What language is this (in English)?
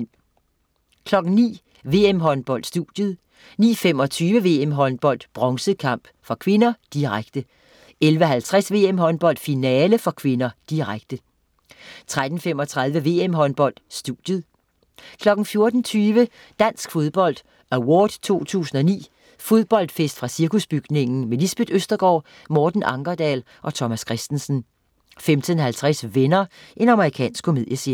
Danish